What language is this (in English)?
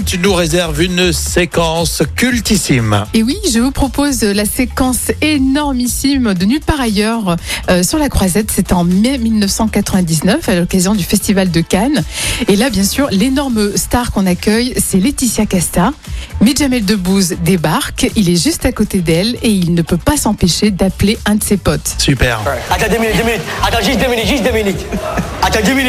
French